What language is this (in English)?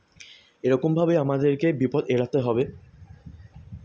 Bangla